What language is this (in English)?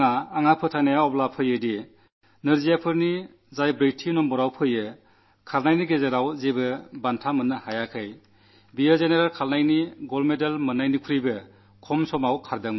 Malayalam